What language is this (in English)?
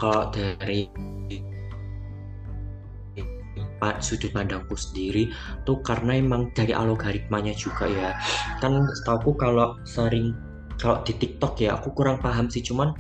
Indonesian